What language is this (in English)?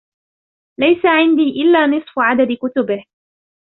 Arabic